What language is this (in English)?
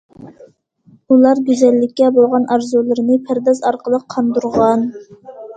Uyghur